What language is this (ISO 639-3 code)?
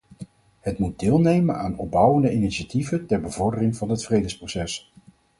nld